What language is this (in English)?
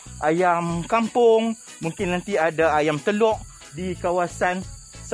Malay